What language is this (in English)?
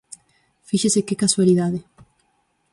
Galician